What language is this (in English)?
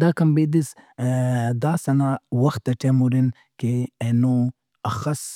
Brahui